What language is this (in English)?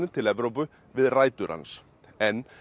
Icelandic